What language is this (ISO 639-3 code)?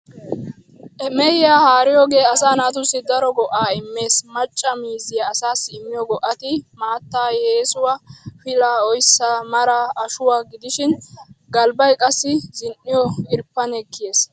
wal